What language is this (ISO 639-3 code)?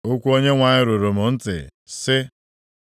ibo